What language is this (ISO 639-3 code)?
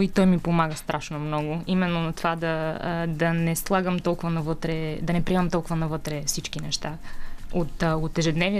bul